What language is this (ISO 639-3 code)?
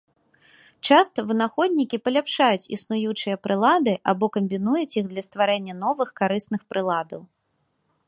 bel